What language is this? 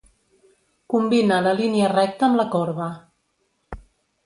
Catalan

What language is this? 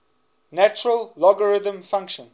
English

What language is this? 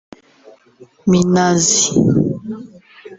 Kinyarwanda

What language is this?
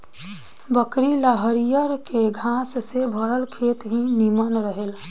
Bhojpuri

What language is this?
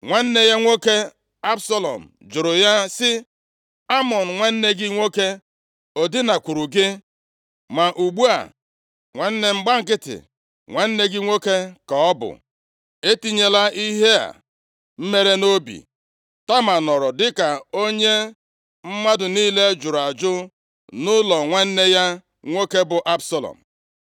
Igbo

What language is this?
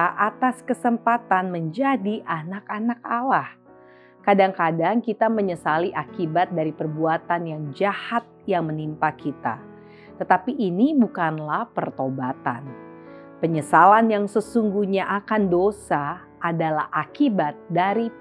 Indonesian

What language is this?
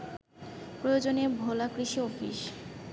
Bangla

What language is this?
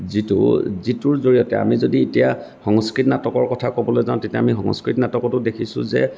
Assamese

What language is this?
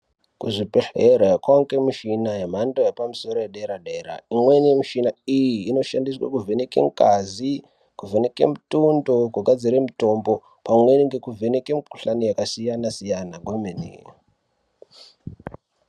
Ndau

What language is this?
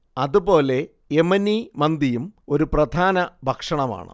Malayalam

